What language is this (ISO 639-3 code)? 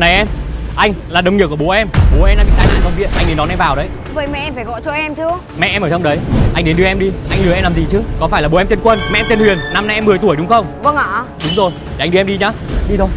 vie